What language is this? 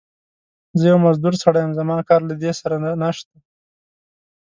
Pashto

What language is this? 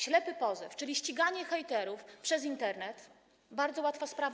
Polish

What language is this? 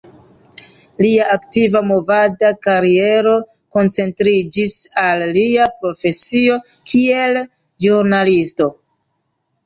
Esperanto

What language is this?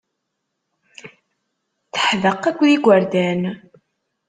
Kabyle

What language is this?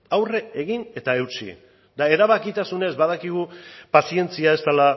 Basque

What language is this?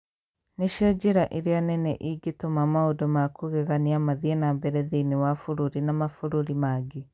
Kikuyu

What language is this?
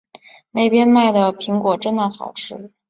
Chinese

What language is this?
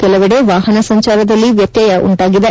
Kannada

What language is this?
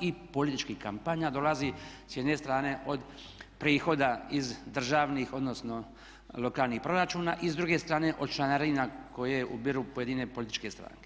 Croatian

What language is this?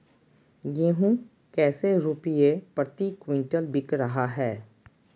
Magahi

